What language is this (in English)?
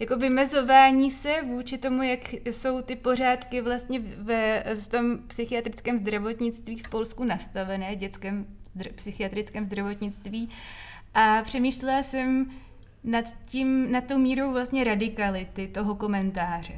Czech